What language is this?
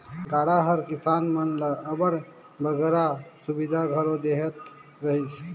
Chhattisgarhi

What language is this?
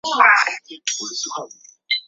Chinese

